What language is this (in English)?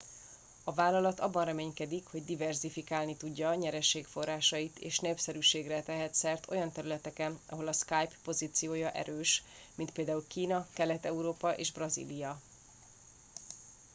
Hungarian